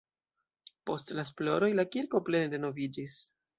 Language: Esperanto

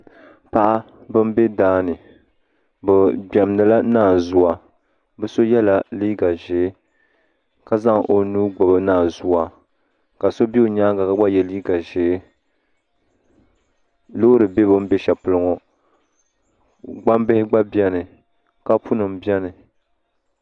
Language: Dagbani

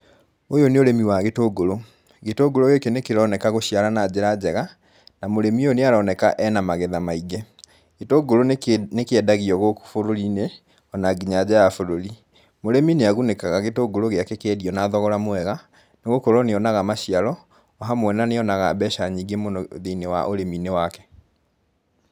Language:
Kikuyu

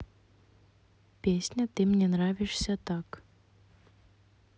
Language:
Russian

